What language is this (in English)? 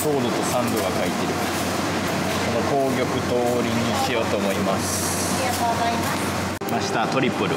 Japanese